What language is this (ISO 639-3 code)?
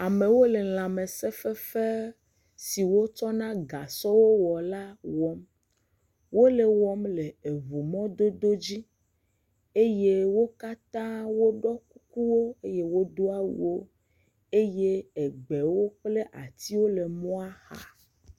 ewe